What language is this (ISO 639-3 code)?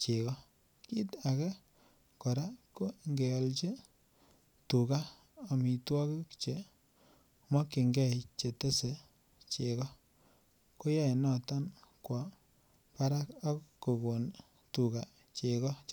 kln